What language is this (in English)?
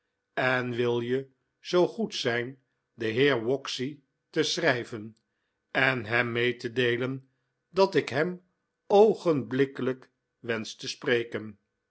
Dutch